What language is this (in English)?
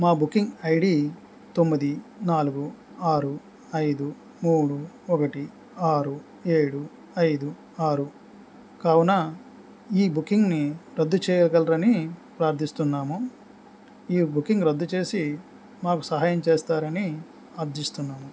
Telugu